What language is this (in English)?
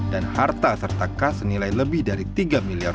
Indonesian